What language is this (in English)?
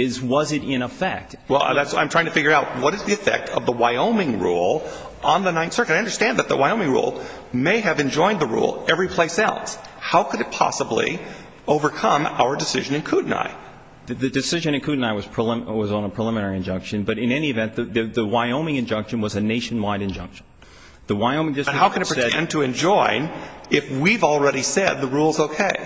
English